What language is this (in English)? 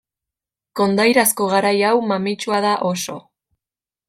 Basque